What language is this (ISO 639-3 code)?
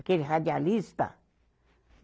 por